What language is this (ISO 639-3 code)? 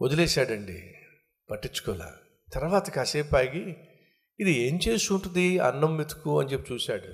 tel